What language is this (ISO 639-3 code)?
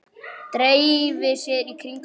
isl